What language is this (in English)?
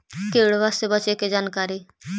Magahi